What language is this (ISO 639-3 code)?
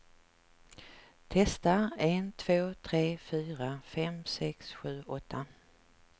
swe